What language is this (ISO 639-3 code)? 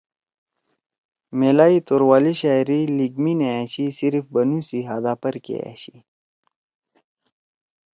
trw